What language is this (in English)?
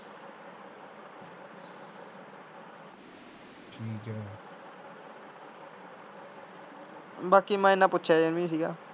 Punjabi